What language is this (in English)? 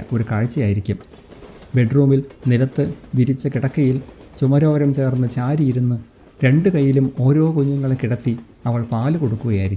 Malayalam